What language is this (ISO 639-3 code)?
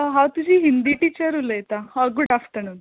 kok